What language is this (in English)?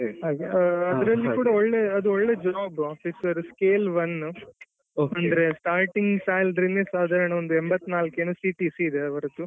Kannada